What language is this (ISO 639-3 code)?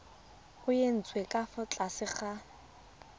tsn